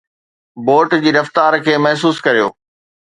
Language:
Sindhi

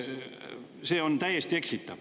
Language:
Estonian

